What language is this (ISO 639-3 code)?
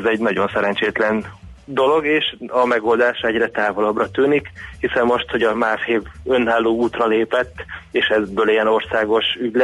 hun